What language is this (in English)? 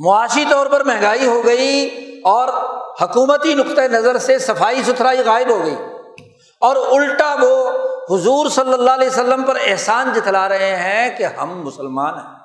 Urdu